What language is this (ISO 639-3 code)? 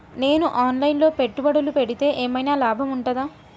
tel